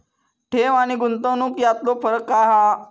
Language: Marathi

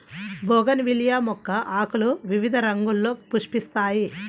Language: Telugu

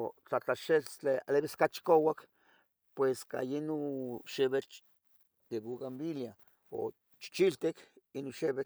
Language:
Tetelcingo Nahuatl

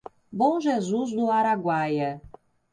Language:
Portuguese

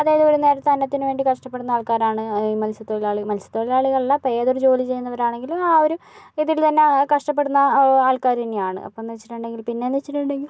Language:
Malayalam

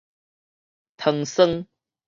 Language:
Min Nan Chinese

